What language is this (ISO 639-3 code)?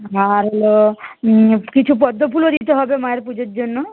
ben